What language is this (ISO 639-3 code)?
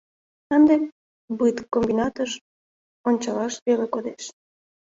chm